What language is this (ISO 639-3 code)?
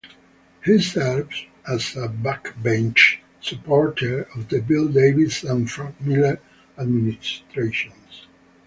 eng